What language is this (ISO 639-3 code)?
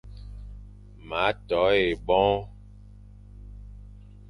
fan